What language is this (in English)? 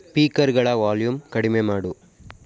Kannada